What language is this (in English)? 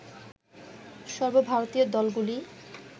Bangla